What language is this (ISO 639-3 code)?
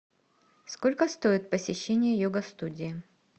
rus